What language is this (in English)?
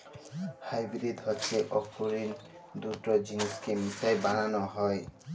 Bangla